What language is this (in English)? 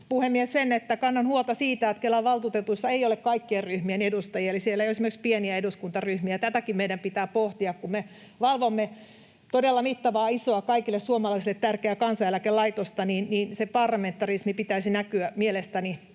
Finnish